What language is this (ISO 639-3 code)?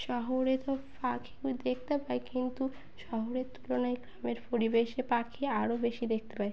ben